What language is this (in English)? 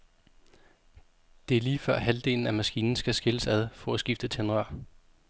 Danish